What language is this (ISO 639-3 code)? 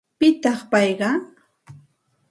qxt